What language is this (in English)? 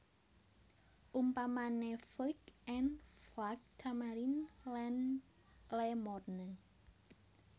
Javanese